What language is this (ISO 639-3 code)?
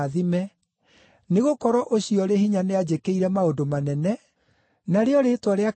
kik